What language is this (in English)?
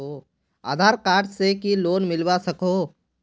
Magahi